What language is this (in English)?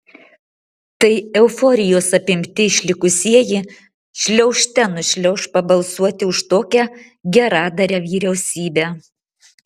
Lithuanian